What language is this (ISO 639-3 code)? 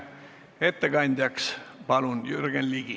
est